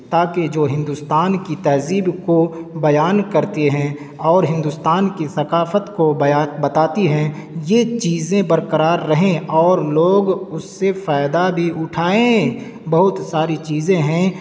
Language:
Urdu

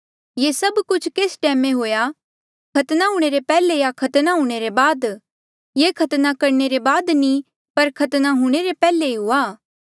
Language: Mandeali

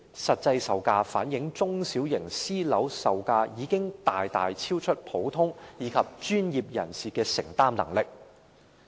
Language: Cantonese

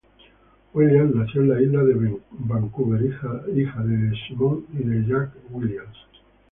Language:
Spanish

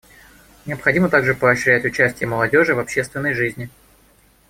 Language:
Russian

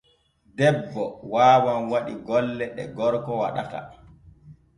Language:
Borgu Fulfulde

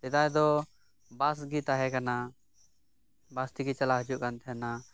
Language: Santali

